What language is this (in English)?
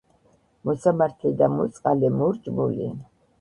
Georgian